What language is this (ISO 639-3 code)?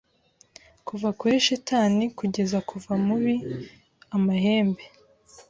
kin